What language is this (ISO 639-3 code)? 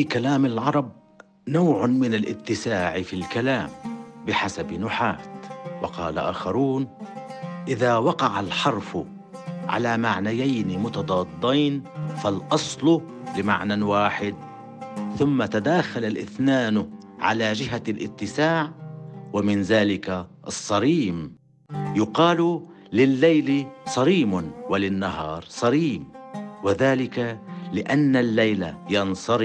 ara